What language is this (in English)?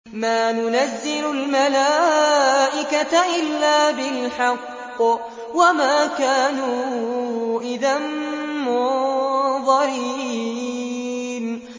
Arabic